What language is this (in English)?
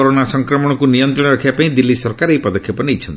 Odia